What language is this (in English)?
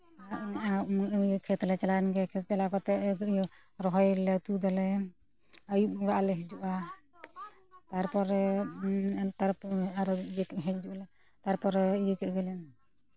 Santali